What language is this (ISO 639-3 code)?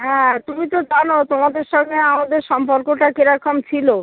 ben